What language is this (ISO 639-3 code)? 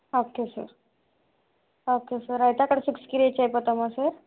tel